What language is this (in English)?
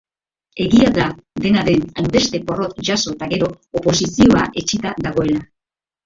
Basque